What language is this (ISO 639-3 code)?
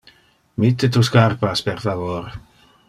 ina